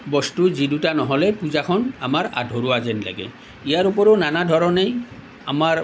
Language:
Assamese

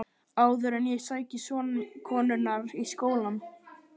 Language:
Icelandic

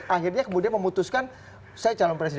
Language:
Indonesian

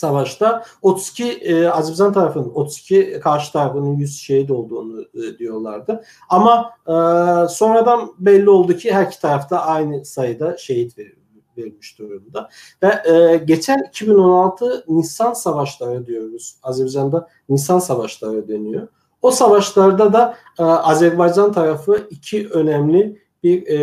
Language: Turkish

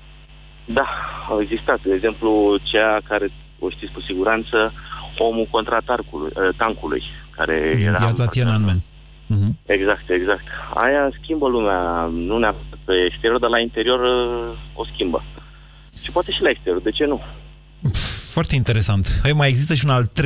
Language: Romanian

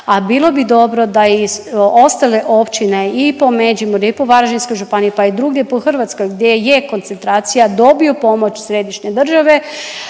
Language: Croatian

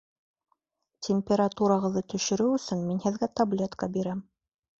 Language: Bashkir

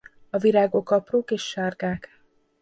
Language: Hungarian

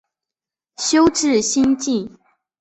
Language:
Chinese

